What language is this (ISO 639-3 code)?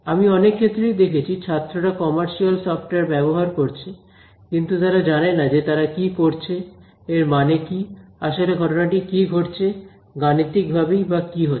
ben